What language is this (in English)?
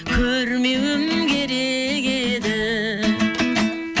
Kazakh